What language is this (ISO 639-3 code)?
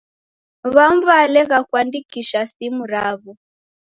dav